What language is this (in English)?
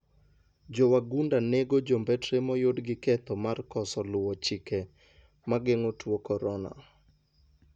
Luo (Kenya and Tanzania)